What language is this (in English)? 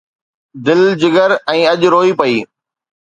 Sindhi